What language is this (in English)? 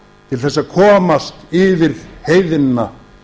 Icelandic